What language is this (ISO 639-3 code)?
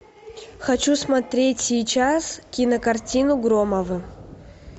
rus